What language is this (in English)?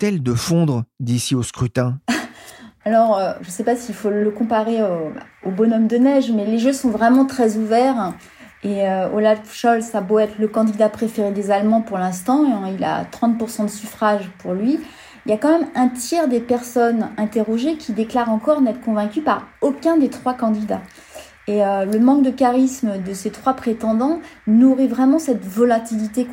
French